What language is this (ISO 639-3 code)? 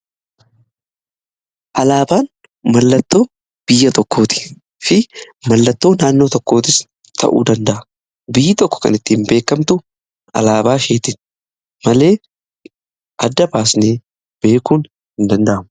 orm